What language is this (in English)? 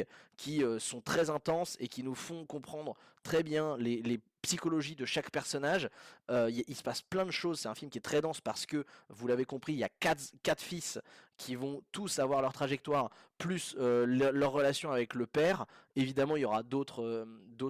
French